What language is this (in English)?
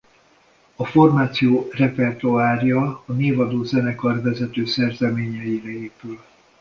Hungarian